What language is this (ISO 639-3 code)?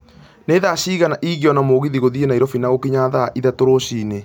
kik